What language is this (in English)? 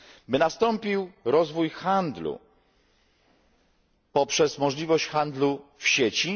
Polish